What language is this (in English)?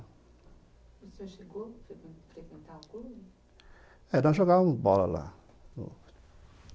Portuguese